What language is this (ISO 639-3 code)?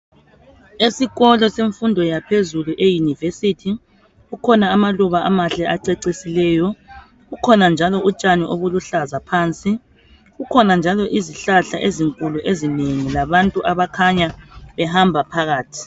nde